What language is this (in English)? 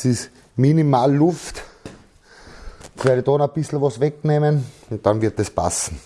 German